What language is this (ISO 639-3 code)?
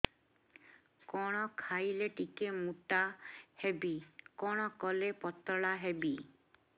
ori